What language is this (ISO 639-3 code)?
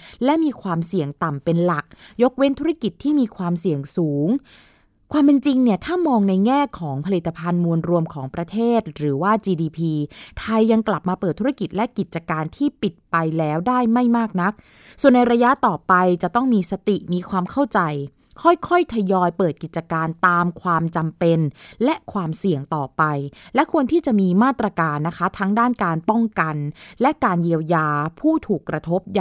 tha